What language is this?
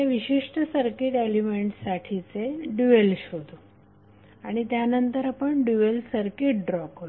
Marathi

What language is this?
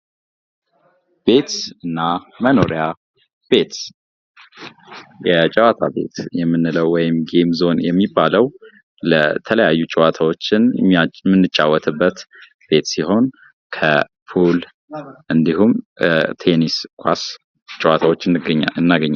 Amharic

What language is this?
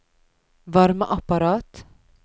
Norwegian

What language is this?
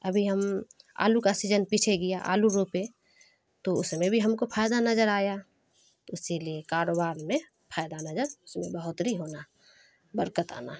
Urdu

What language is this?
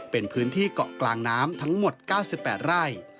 Thai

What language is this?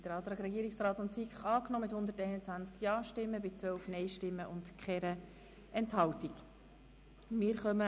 Swiss German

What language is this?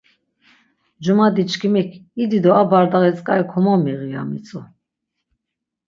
Laz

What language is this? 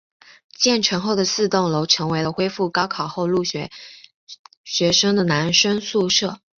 Chinese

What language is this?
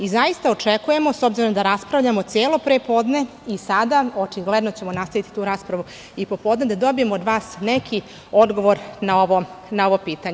Serbian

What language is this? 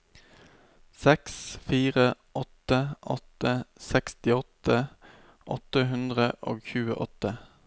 Norwegian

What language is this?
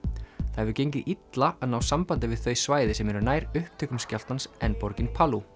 Icelandic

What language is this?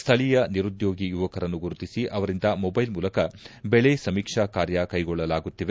Kannada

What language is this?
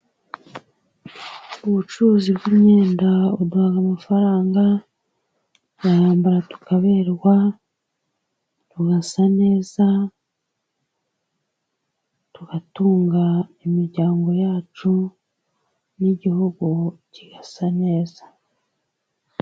Kinyarwanda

